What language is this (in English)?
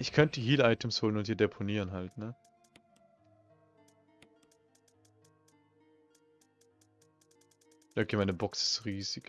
German